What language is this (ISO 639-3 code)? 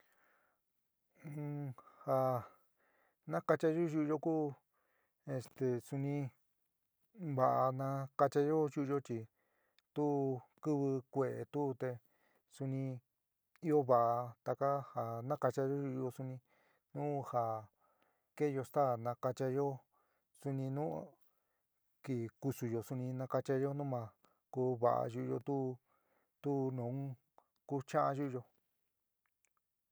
mig